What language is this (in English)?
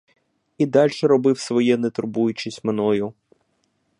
Ukrainian